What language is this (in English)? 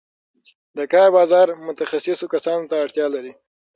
Pashto